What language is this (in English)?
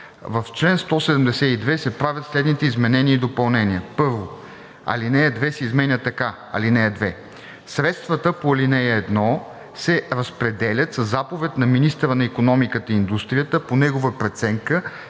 Bulgarian